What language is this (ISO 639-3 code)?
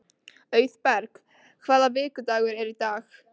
isl